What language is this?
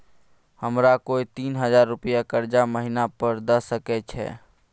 Maithili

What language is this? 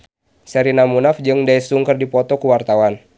Sundanese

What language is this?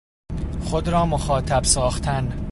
Persian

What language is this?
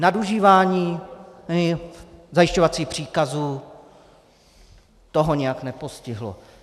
Czech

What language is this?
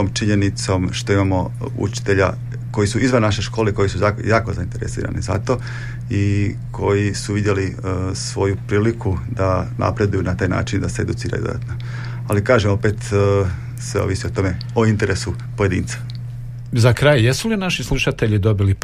Croatian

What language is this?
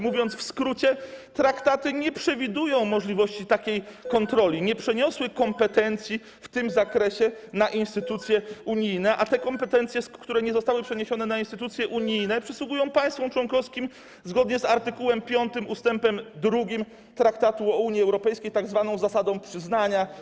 Polish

